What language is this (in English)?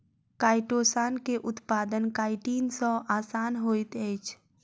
Maithili